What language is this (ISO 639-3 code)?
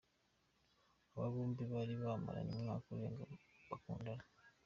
kin